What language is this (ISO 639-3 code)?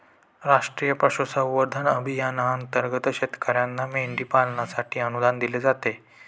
mar